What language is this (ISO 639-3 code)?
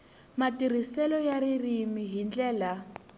tso